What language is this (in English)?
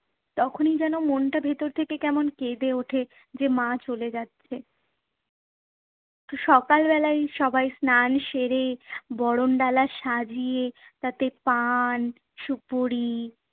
Bangla